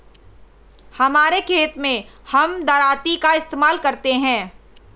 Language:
Hindi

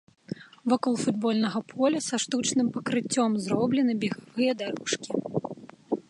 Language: Belarusian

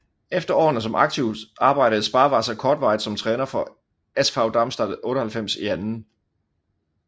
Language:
Danish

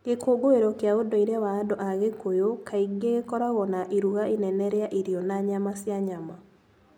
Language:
Kikuyu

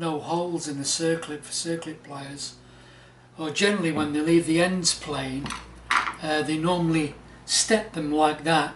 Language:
English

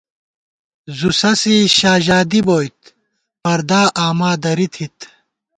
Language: Gawar-Bati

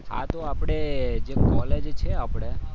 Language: Gujarati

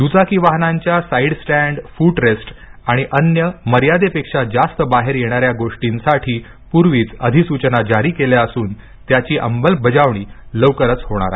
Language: Marathi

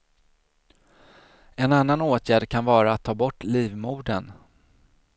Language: Swedish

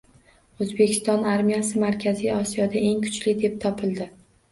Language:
Uzbek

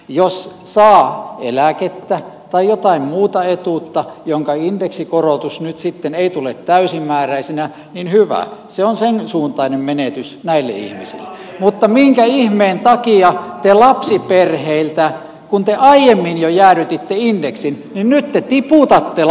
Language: Finnish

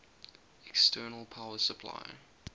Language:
English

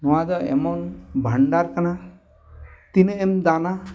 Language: Santali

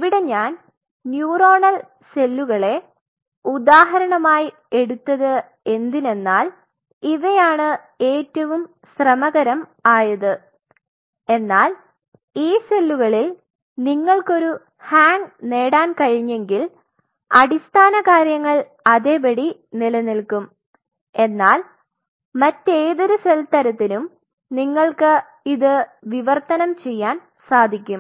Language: Malayalam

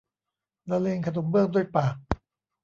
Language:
Thai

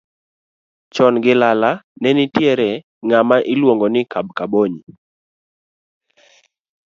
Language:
Luo (Kenya and Tanzania)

